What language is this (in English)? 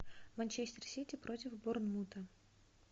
Russian